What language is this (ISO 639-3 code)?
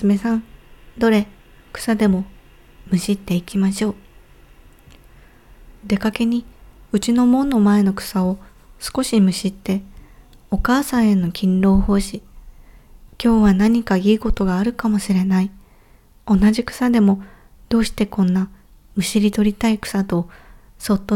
jpn